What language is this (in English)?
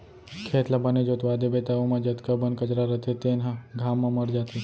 Chhattisgarhi